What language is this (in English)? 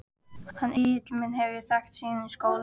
Icelandic